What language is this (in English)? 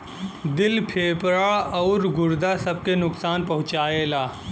Bhojpuri